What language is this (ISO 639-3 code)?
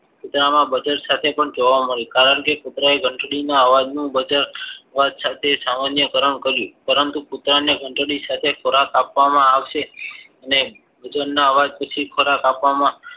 guj